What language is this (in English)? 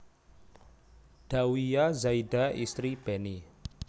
Javanese